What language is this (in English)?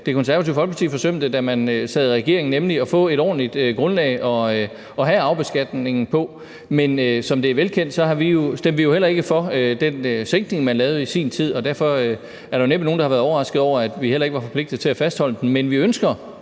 Danish